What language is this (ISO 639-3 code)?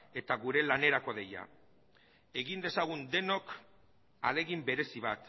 eus